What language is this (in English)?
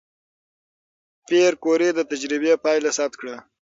Pashto